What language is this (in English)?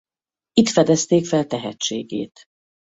Hungarian